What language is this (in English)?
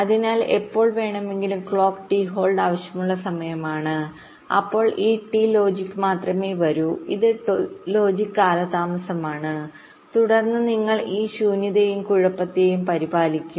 Malayalam